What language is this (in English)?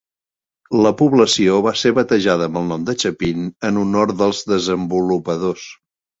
Catalan